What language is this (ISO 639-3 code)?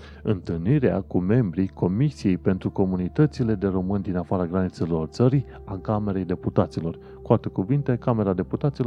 ron